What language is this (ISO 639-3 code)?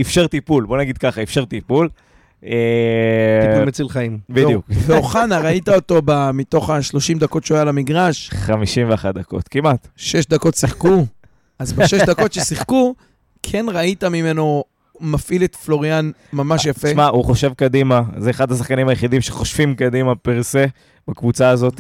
heb